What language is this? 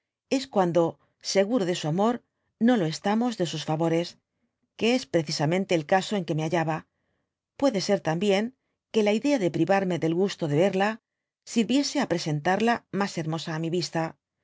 Spanish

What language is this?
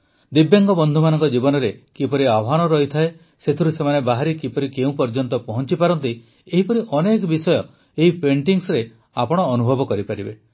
Odia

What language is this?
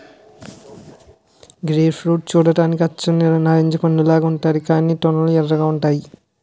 Telugu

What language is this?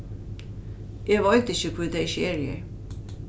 Faroese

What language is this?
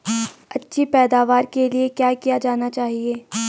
Hindi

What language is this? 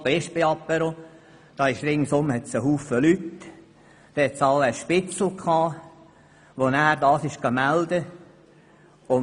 Swiss German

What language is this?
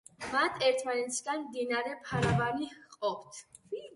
Georgian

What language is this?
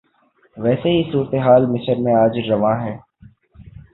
Urdu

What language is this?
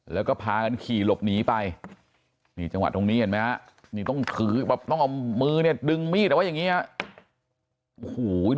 Thai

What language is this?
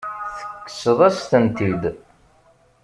Kabyle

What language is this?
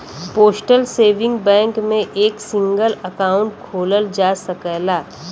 Bhojpuri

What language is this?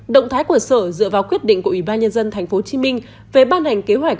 Vietnamese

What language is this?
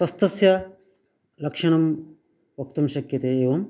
Sanskrit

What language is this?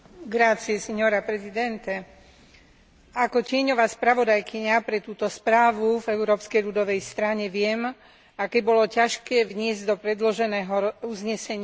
Slovak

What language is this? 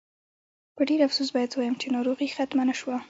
Pashto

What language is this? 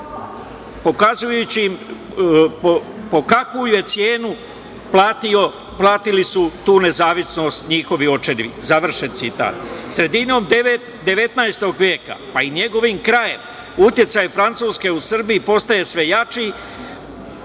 Serbian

